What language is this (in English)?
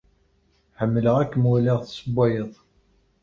Kabyle